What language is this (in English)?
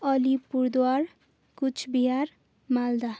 Nepali